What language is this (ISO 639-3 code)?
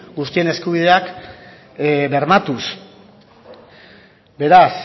eus